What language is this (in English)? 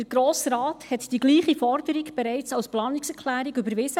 Swiss German